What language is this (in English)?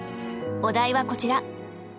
Japanese